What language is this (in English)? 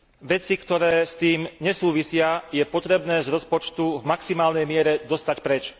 Slovak